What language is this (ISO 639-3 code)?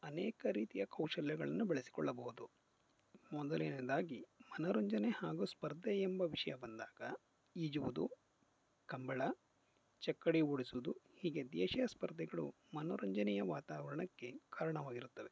kan